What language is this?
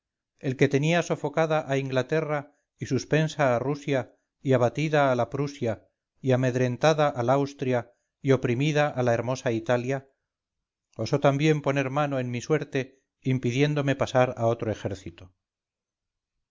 Spanish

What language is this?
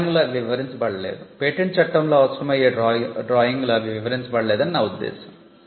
Telugu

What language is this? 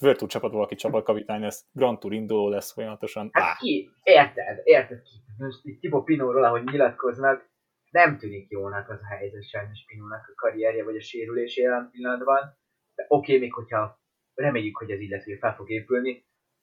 Hungarian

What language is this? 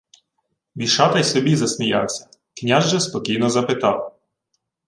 Ukrainian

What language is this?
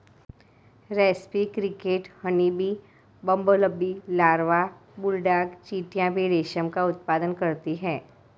Hindi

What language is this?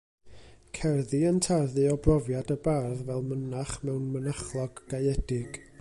Welsh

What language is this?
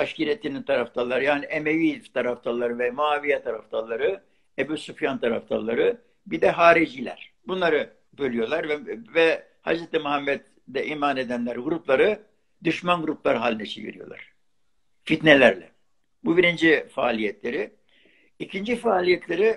Turkish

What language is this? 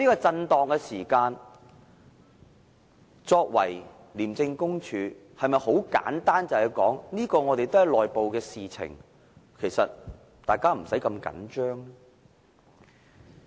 Cantonese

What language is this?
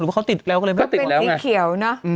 Thai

